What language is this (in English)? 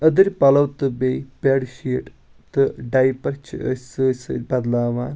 Kashmiri